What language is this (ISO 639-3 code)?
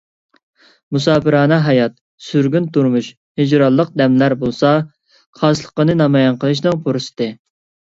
uig